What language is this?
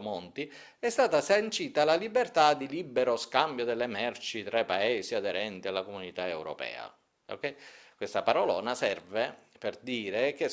Italian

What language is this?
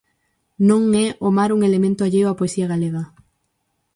Galician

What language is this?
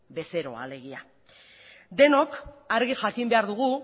Basque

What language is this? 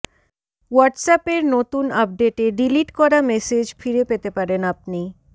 Bangla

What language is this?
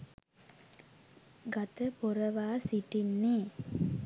Sinhala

